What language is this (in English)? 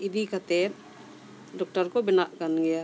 Santali